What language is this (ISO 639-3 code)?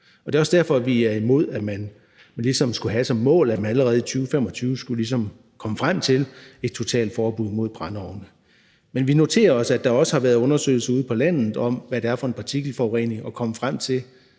dan